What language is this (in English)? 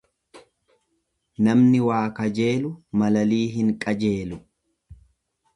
Oromo